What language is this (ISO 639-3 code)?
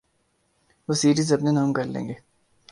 urd